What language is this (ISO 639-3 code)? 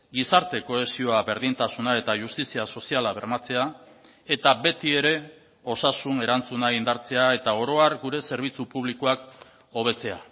eus